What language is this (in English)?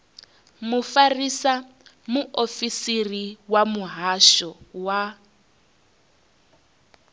Venda